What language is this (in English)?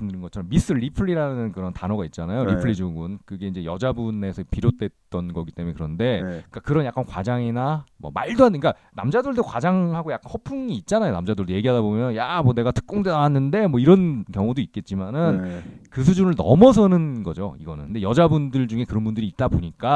Korean